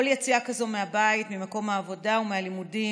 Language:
Hebrew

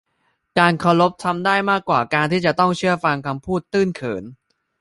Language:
Thai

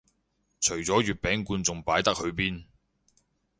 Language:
Cantonese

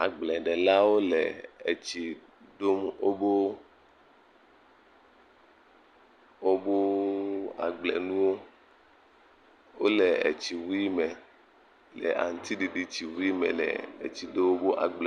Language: Ewe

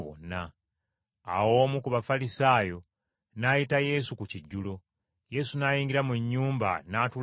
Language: Ganda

